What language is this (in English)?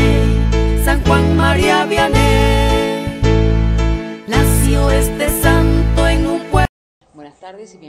Spanish